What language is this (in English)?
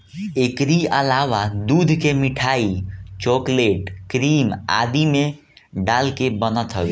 Bhojpuri